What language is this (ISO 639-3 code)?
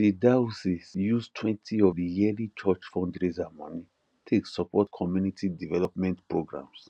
pcm